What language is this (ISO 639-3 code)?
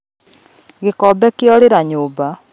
kik